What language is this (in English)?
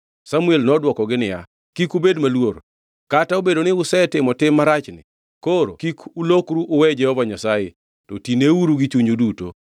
Luo (Kenya and Tanzania)